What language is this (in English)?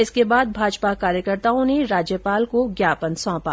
Hindi